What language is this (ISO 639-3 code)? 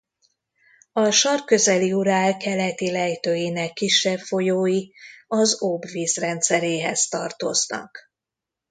hun